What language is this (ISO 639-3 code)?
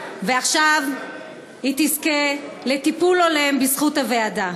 heb